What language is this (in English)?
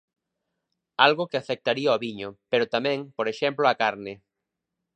Galician